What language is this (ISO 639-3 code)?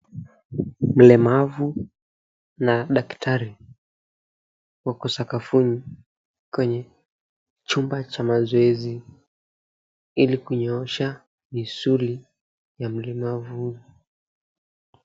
swa